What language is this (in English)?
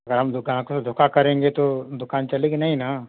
Hindi